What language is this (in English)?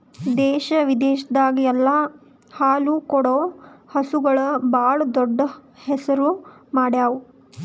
Kannada